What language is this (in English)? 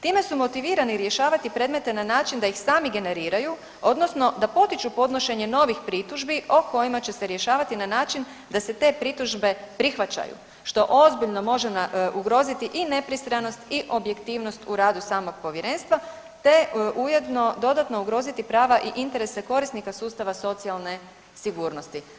Croatian